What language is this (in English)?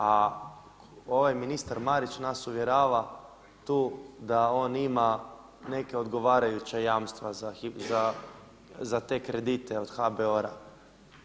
Croatian